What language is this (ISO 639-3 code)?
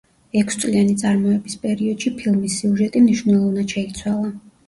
kat